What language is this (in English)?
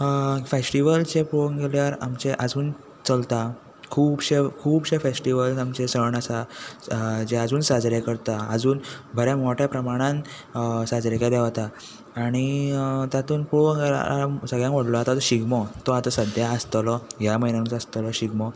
Konkani